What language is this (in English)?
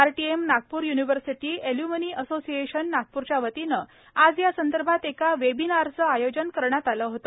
Marathi